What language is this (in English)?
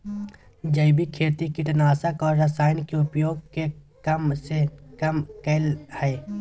Magahi